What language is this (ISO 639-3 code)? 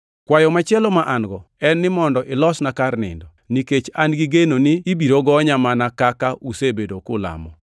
luo